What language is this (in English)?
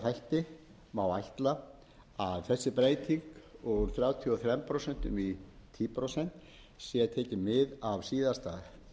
Icelandic